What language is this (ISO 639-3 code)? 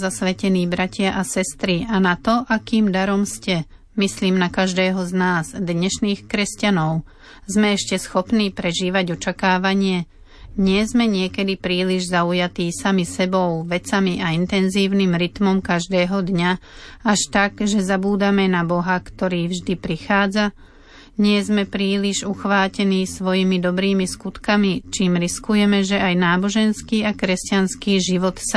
slk